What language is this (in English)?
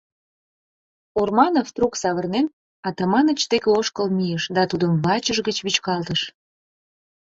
Mari